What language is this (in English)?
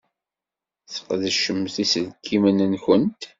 Kabyle